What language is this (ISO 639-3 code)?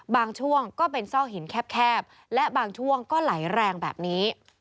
tha